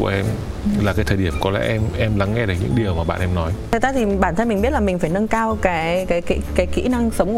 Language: Vietnamese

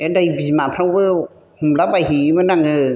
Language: Bodo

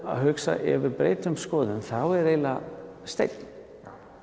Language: Icelandic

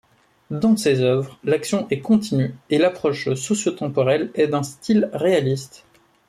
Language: French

